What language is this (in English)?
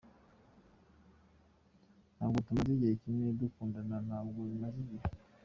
Kinyarwanda